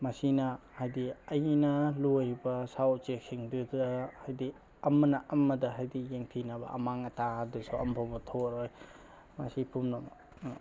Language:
Manipuri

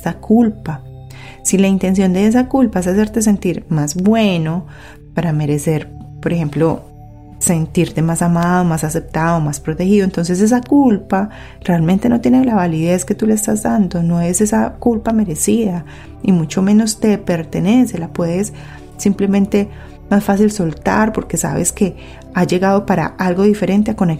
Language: Spanish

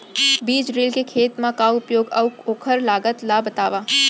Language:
Chhattisgarhi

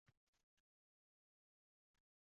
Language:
Uzbek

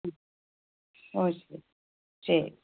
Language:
Malayalam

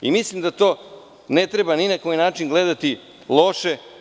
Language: Serbian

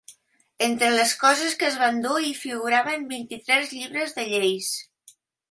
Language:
Catalan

